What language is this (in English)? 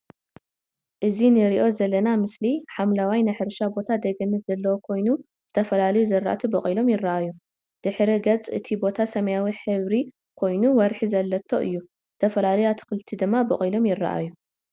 Tigrinya